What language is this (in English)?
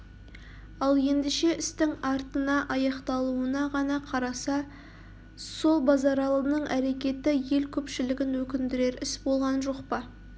Kazakh